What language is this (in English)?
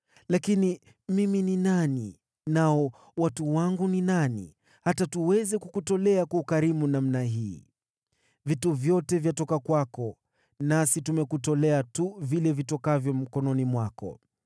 Swahili